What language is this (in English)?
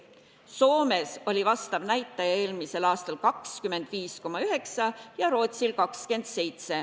Estonian